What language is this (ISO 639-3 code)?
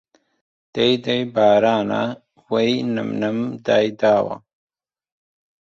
ckb